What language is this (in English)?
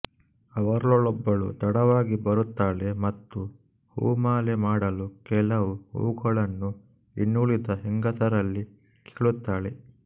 Kannada